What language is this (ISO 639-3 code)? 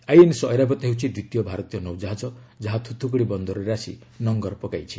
ori